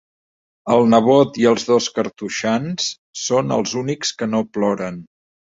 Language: Catalan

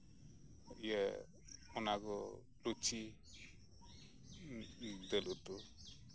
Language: Santali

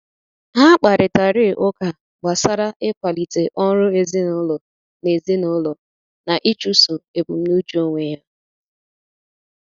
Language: Igbo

